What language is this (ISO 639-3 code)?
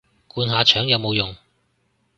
yue